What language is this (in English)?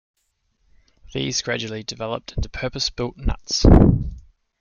English